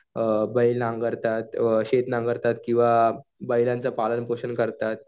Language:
Marathi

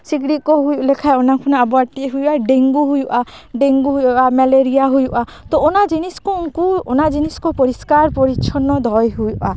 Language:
Santali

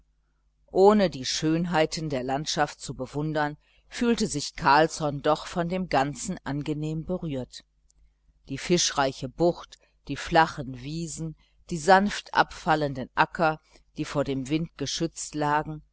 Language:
German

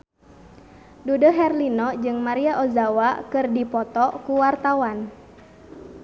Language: Sundanese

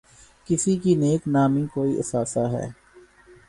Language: Urdu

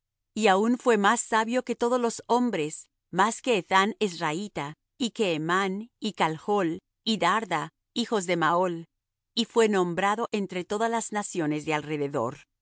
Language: Spanish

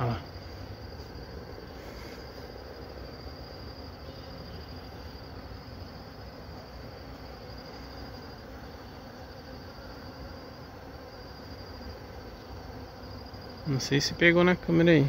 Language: Portuguese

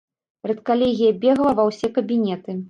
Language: Belarusian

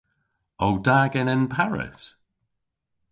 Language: Cornish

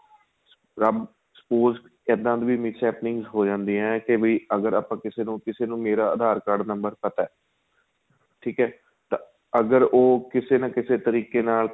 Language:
Punjabi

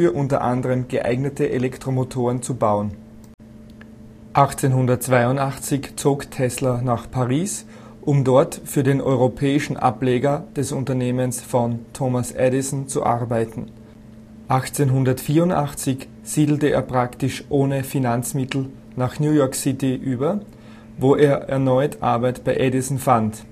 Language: German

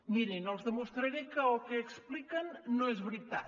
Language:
Catalan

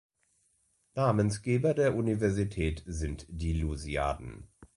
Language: German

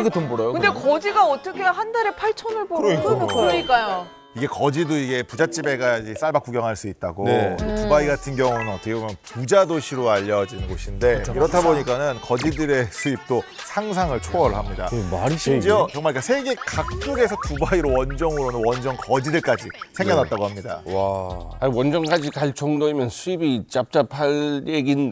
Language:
Korean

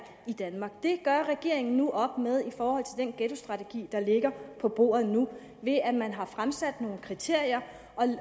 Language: Danish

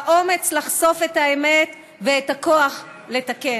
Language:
Hebrew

